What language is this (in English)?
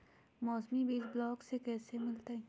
Magahi